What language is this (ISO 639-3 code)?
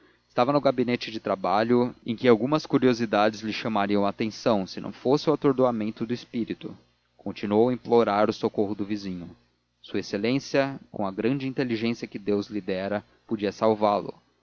por